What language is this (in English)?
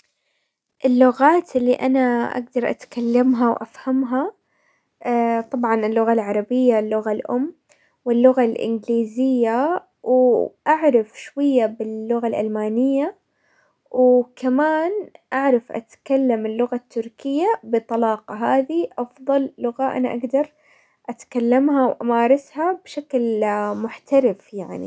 Hijazi Arabic